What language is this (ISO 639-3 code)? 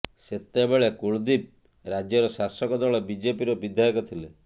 ori